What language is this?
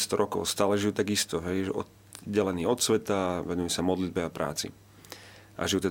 Slovak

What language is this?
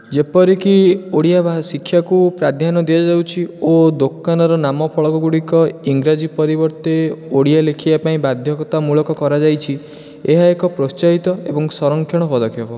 Odia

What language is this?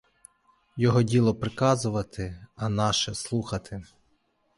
Ukrainian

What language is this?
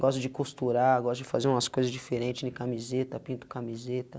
Portuguese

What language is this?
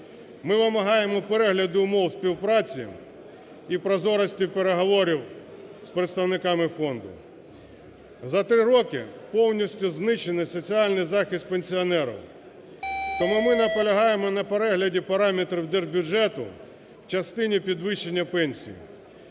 Ukrainian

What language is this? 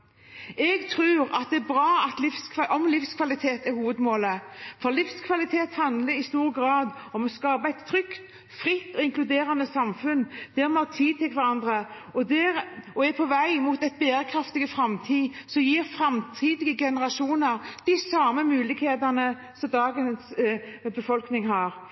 Norwegian Bokmål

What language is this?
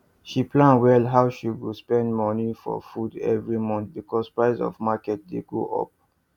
Nigerian Pidgin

